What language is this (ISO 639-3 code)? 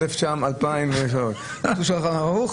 heb